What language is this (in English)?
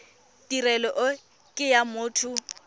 Tswana